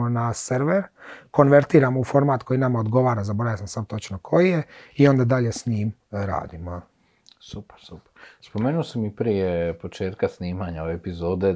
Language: Croatian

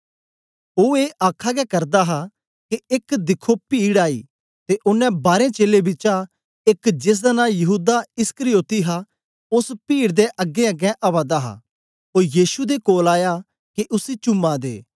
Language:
Dogri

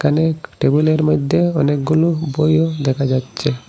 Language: Bangla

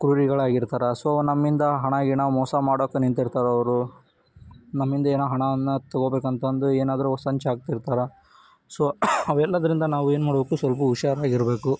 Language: Kannada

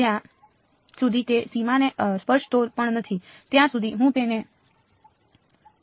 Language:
Gujarati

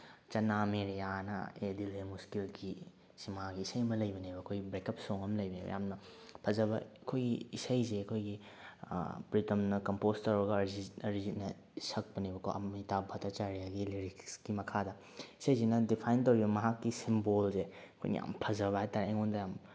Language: Manipuri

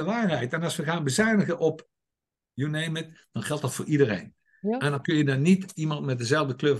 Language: Dutch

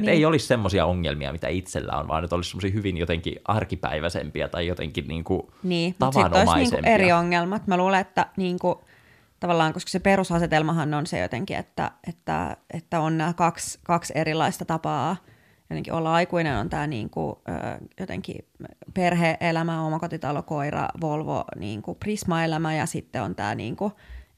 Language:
Finnish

